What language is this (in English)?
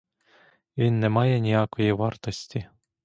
Ukrainian